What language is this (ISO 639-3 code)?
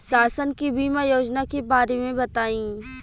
bho